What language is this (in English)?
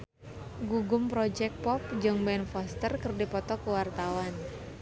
Sundanese